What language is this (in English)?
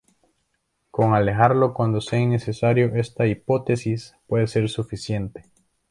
Spanish